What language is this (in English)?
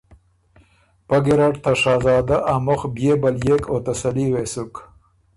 Ormuri